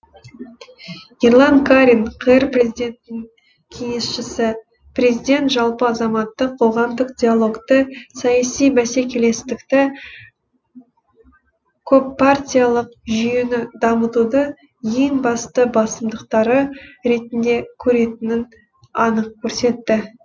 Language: Kazakh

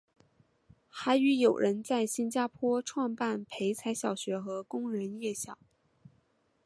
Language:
Chinese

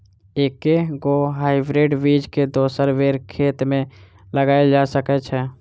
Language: Maithili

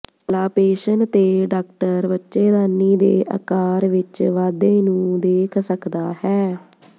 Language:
Punjabi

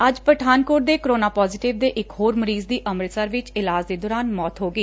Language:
Punjabi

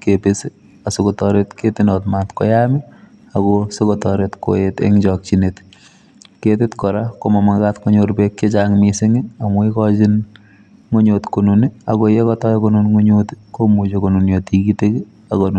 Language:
Kalenjin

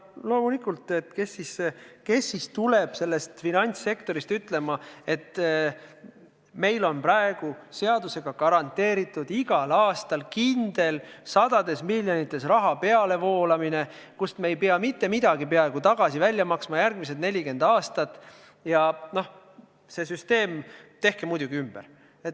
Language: Estonian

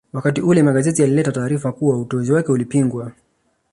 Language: Swahili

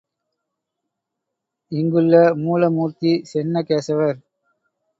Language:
Tamil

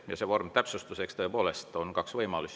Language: Estonian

